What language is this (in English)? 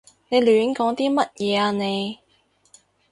Cantonese